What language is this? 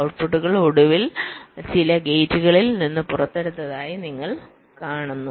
Malayalam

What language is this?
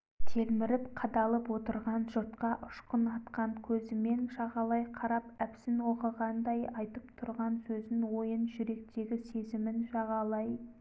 Kazakh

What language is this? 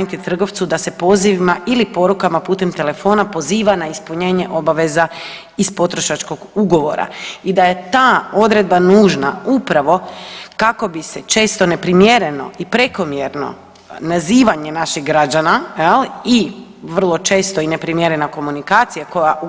Croatian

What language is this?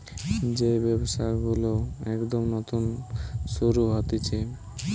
Bangla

